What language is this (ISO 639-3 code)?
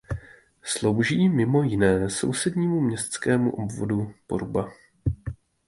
ces